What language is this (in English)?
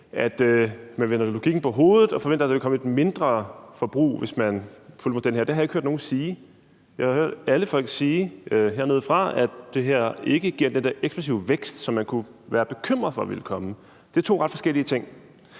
Danish